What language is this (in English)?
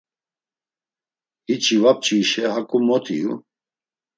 Laz